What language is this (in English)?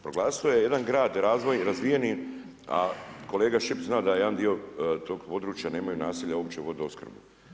Croatian